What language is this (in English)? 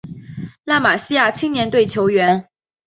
Chinese